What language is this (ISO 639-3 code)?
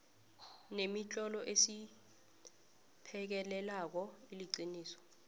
nbl